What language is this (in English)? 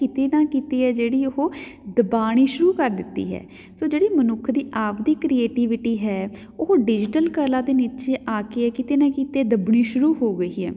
Punjabi